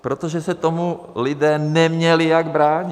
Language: Czech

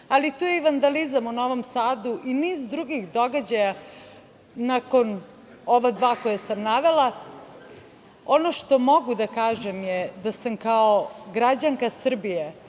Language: Serbian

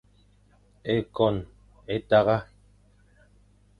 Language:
Fang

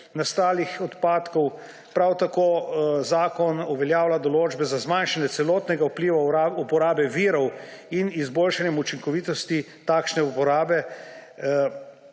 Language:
Slovenian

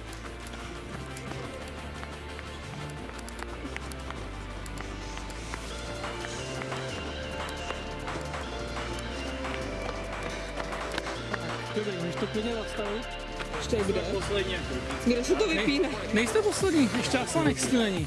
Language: Czech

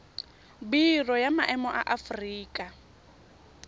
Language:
Tswana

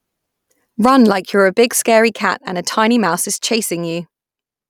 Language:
English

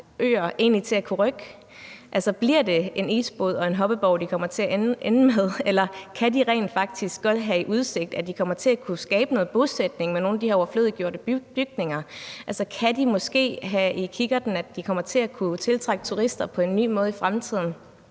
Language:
Danish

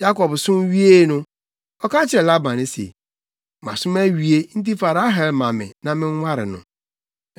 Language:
Akan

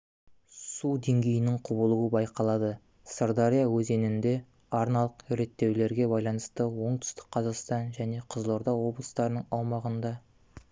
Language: Kazakh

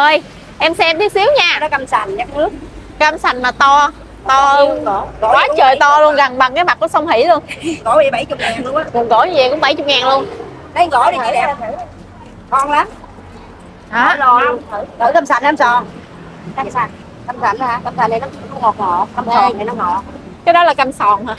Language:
Vietnamese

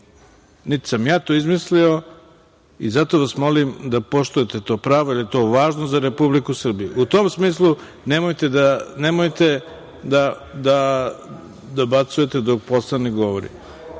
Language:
Serbian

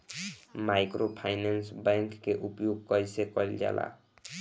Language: Bhojpuri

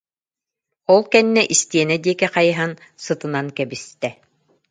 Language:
Yakut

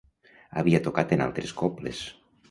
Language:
Catalan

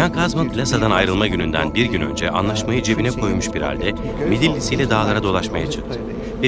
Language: Turkish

